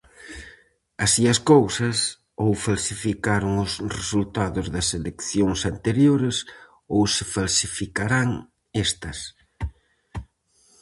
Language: Galician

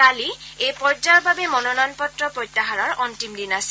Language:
Assamese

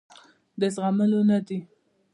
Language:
Pashto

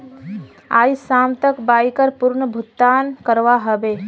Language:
Magahi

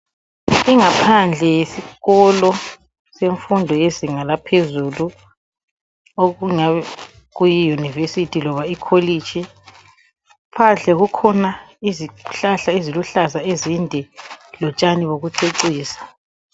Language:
North Ndebele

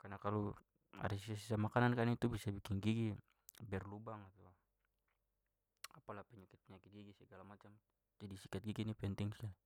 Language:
Papuan Malay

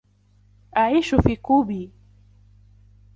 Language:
Arabic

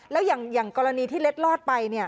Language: Thai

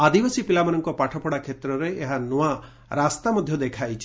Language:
Odia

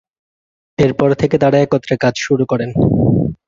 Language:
Bangla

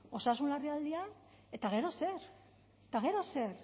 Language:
Basque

